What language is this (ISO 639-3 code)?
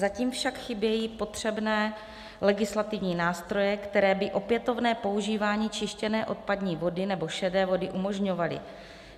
ces